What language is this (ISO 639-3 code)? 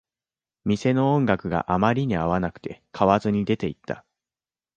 jpn